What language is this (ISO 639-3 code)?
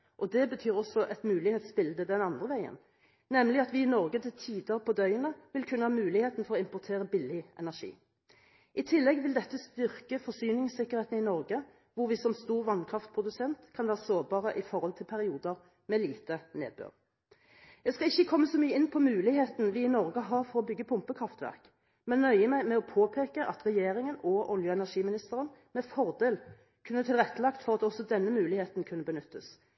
nob